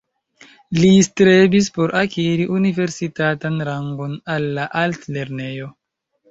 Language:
Esperanto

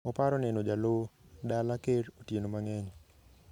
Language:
Luo (Kenya and Tanzania)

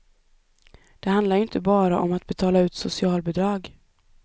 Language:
Swedish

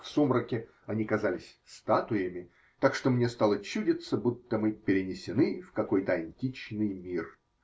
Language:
Russian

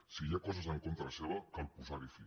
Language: Catalan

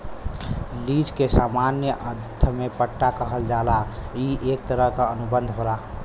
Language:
Bhojpuri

